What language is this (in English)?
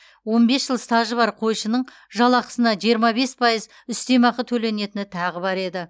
Kazakh